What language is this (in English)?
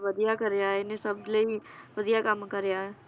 Punjabi